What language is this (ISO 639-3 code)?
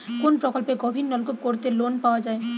ben